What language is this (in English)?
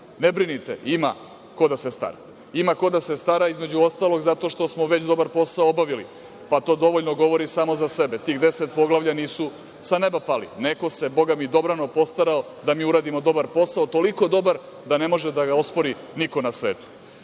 Serbian